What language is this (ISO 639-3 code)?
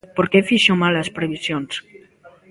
glg